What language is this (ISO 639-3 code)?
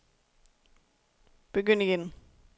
dan